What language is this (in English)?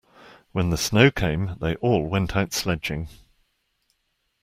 English